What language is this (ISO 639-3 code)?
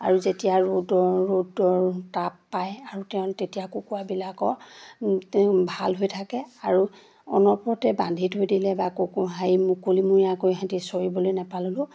asm